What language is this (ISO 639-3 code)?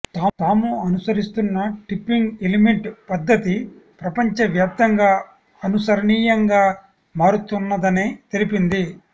tel